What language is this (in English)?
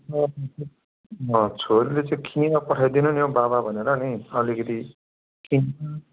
Nepali